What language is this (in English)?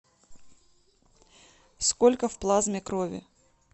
Russian